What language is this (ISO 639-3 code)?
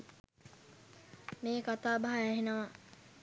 sin